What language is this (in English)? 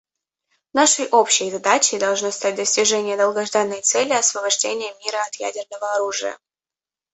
Russian